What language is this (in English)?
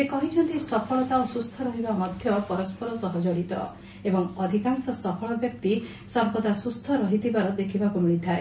Odia